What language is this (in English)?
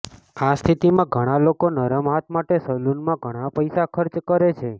Gujarati